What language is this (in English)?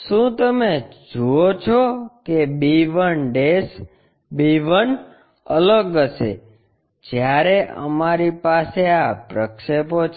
Gujarati